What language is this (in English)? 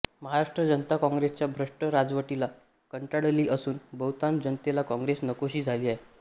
Marathi